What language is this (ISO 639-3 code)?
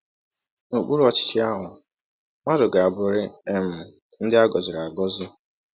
ibo